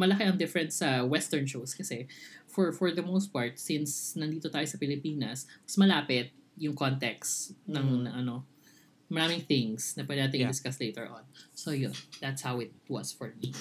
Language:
Filipino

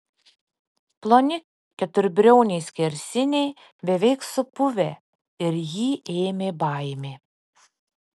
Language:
Lithuanian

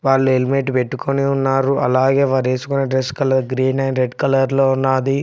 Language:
Telugu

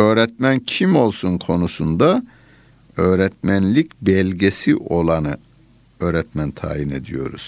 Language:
Turkish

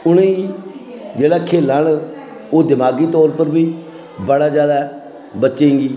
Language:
Dogri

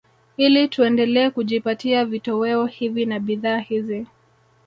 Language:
Swahili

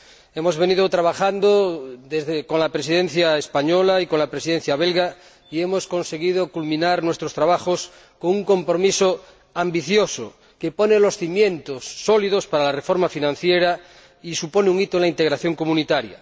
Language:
Spanish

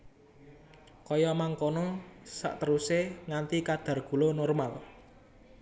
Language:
Javanese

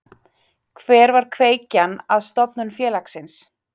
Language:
Icelandic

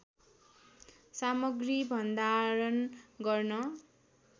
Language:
Nepali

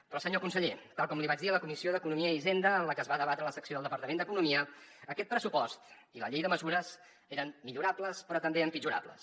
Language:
Catalan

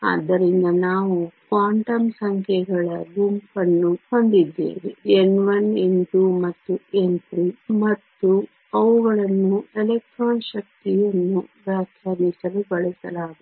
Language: Kannada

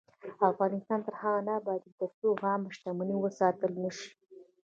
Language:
Pashto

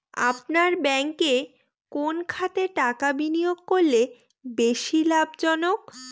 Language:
Bangla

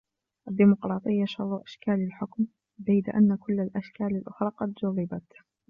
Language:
Arabic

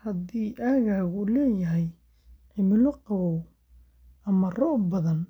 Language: Somali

